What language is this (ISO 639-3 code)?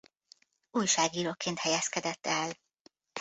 hun